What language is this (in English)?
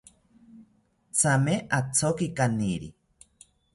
South Ucayali Ashéninka